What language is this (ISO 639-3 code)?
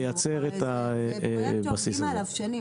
heb